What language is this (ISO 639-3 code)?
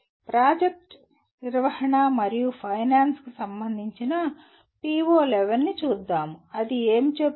tel